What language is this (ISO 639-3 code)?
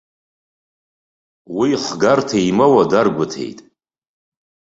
abk